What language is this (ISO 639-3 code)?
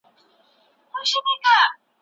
pus